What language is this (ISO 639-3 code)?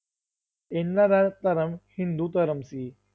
pan